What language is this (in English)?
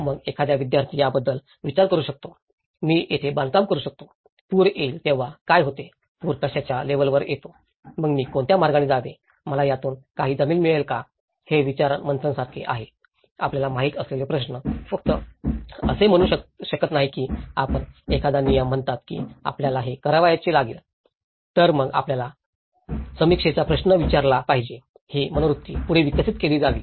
Marathi